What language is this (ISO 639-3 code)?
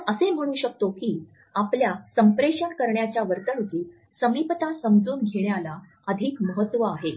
mar